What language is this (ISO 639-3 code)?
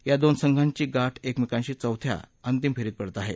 mar